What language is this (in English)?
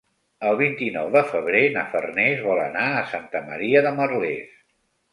Catalan